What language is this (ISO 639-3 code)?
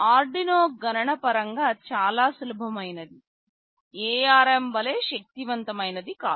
tel